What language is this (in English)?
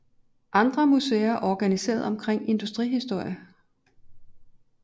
Danish